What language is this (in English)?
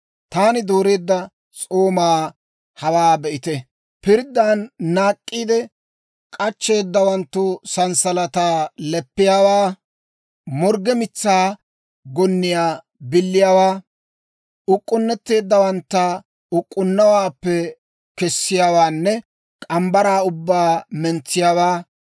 Dawro